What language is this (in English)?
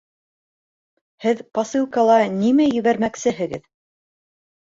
Bashkir